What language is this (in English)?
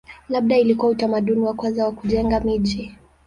Swahili